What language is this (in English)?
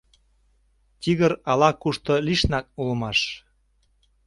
Mari